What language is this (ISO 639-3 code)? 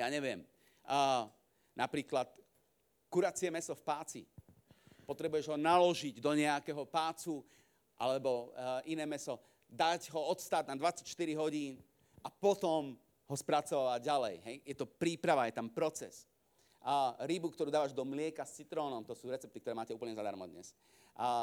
slk